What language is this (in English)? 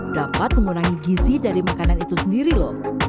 Indonesian